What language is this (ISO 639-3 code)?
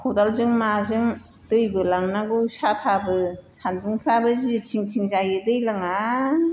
brx